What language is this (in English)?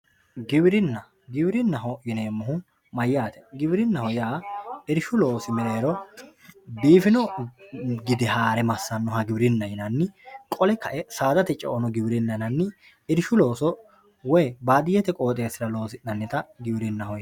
Sidamo